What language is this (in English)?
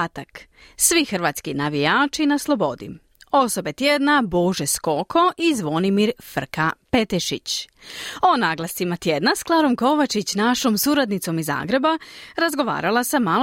Croatian